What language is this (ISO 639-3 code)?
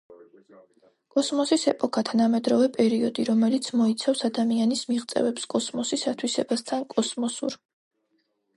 kat